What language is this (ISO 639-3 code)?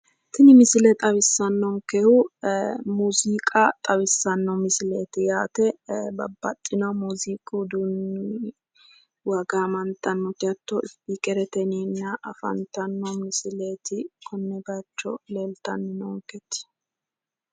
sid